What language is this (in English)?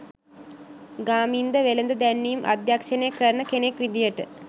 Sinhala